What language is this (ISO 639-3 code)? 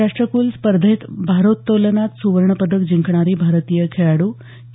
mar